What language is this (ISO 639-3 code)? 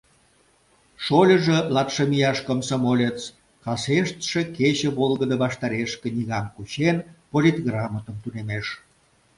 chm